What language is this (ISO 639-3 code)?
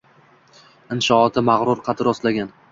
uzb